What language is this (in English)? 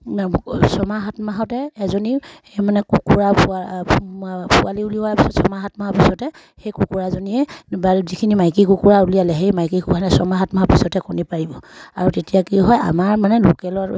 Assamese